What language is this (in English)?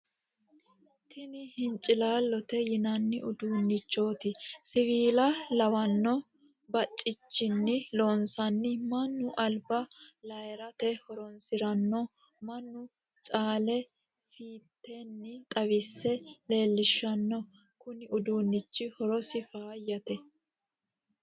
Sidamo